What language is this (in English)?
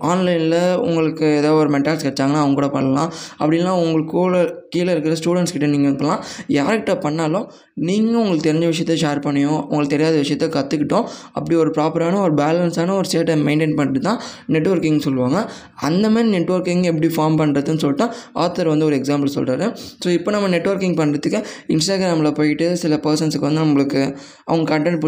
Tamil